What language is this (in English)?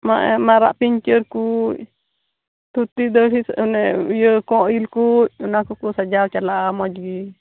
Santali